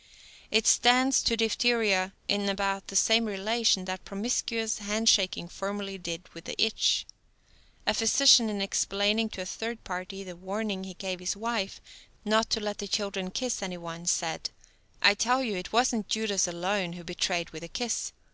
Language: English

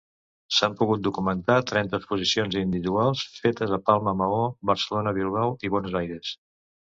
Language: Catalan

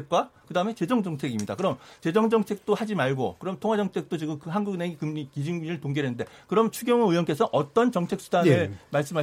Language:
Korean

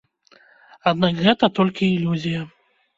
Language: Belarusian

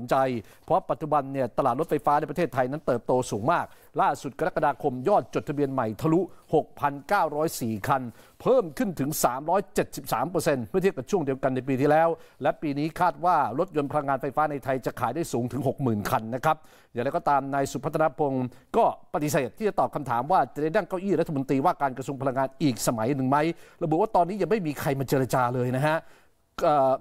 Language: Thai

